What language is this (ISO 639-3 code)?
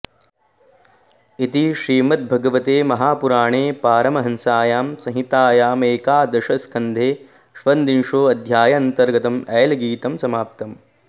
san